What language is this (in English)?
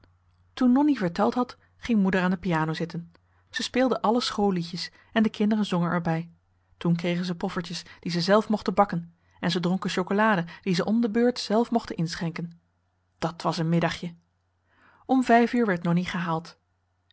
Dutch